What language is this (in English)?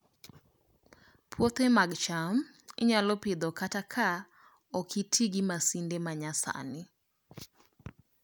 Luo (Kenya and Tanzania)